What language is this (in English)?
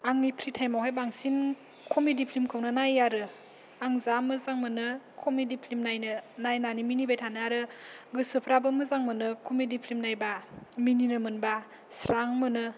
Bodo